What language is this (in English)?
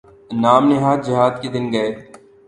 Urdu